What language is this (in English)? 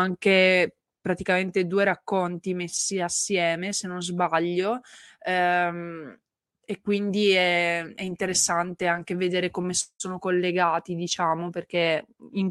Italian